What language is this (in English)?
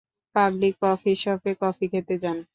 Bangla